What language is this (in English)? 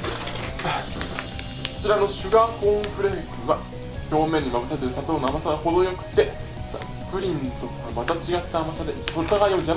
Japanese